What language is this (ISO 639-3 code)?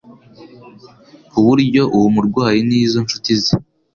kin